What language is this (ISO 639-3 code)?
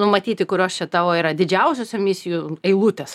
lit